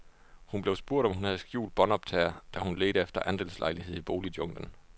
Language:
Danish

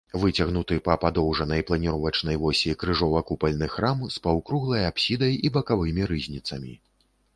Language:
Belarusian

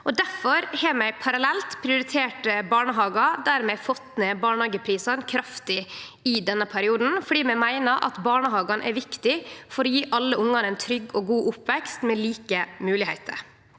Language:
Norwegian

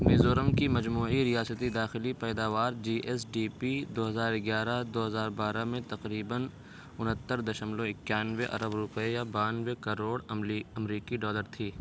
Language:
Urdu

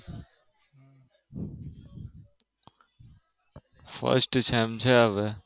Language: Gujarati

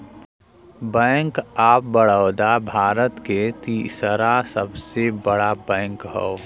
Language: Bhojpuri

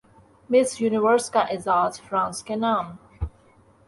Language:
Urdu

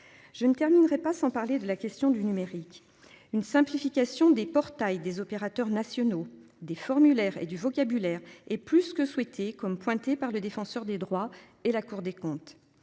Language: French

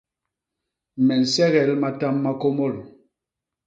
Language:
Basaa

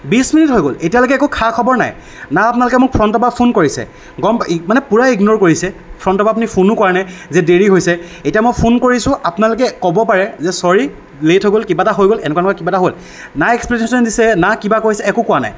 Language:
Assamese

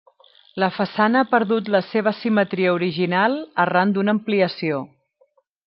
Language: Catalan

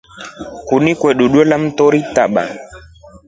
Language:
Rombo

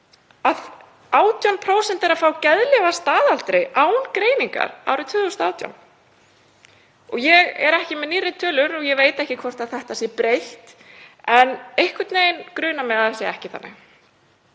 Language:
Icelandic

